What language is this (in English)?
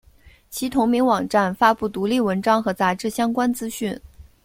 Chinese